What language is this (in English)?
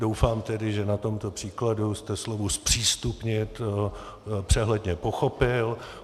Czech